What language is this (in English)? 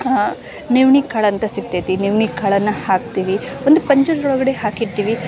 Kannada